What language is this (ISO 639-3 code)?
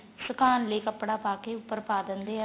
pan